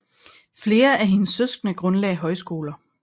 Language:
Danish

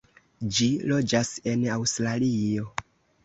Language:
Esperanto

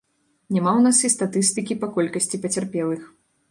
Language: Belarusian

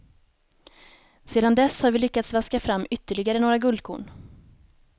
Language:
Swedish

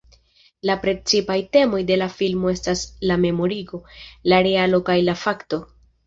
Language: Esperanto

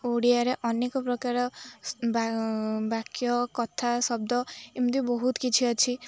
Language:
Odia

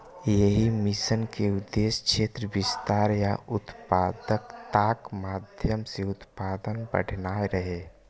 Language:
Maithili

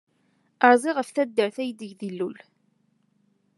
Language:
Kabyle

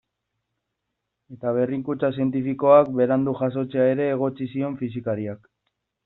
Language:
Basque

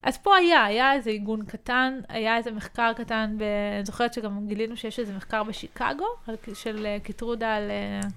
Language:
Hebrew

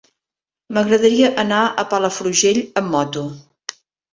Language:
Catalan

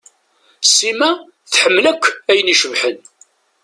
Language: Kabyle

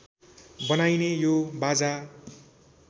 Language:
Nepali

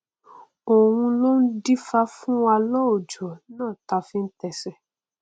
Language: Yoruba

